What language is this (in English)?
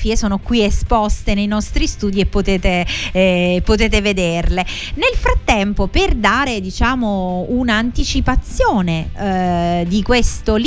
Italian